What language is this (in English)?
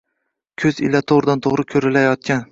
Uzbek